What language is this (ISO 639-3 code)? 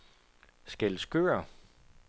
dan